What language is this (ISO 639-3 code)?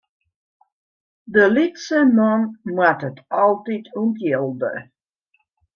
fry